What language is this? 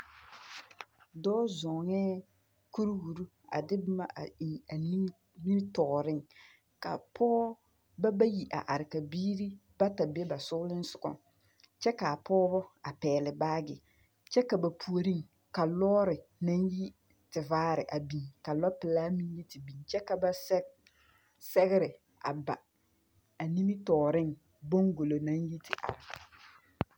Southern Dagaare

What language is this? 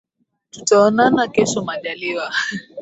Swahili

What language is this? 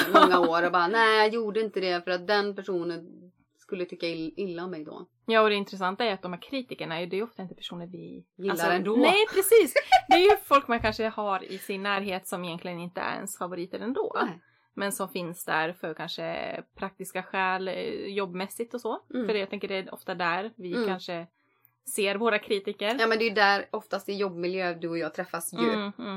Swedish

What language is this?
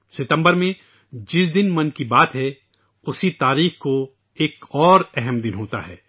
Urdu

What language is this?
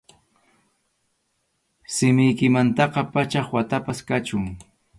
Arequipa-La Unión Quechua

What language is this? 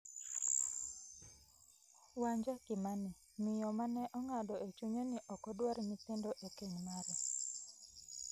Luo (Kenya and Tanzania)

